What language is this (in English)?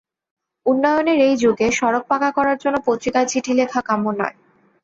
Bangla